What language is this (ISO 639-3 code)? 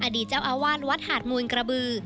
tha